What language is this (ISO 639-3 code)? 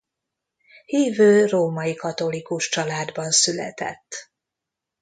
hun